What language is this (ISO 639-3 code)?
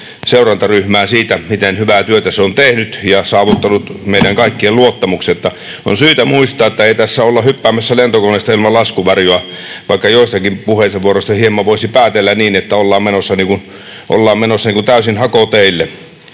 fin